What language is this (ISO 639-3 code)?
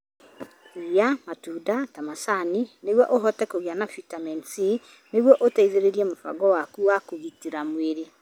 kik